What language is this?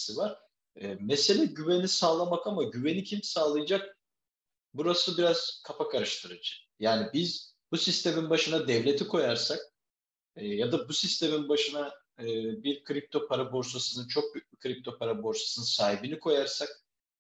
Turkish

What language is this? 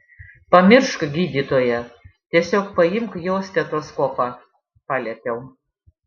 Lithuanian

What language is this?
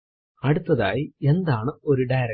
Malayalam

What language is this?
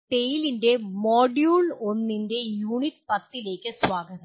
Malayalam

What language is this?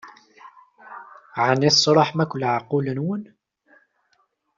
Kabyle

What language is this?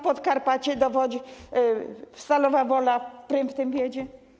Polish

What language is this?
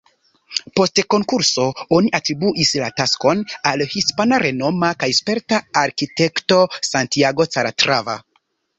Esperanto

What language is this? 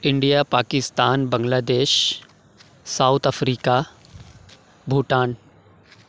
Urdu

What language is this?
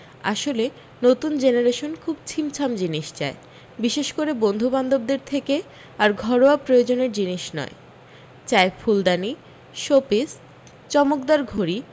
Bangla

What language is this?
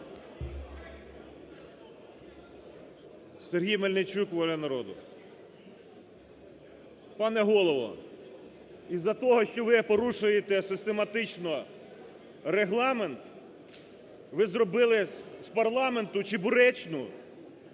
Ukrainian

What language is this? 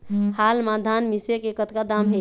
Chhattisgarhi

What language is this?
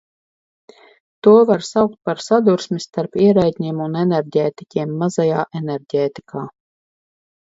Latvian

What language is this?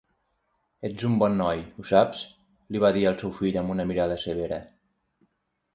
Catalan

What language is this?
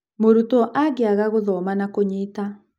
Kikuyu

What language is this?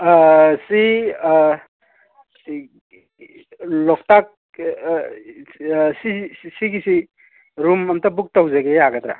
Manipuri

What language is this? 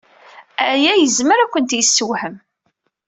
Kabyle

